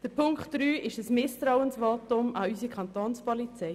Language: Swiss German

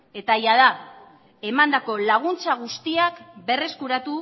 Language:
Basque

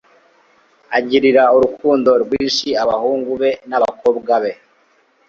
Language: Kinyarwanda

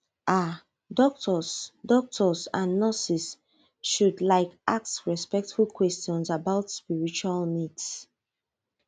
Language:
Nigerian Pidgin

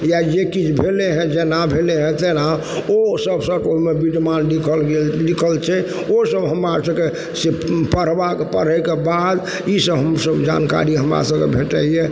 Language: Maithili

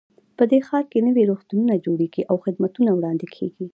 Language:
Pashto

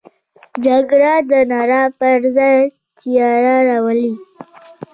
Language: Pashto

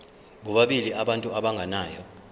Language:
Zulu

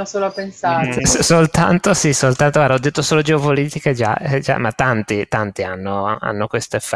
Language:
Italian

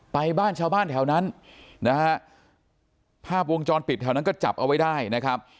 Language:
Thai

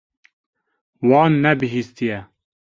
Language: Kurdish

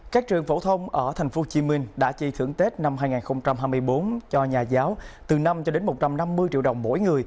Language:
Vietnamese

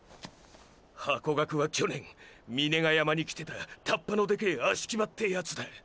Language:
Japanese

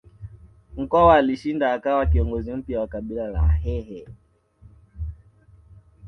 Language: Swahili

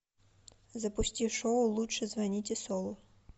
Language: Russian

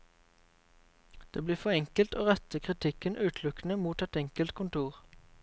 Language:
Norwegian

